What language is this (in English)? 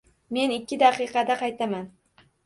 Uzbek